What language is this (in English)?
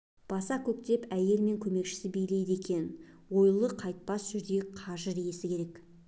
Kazakh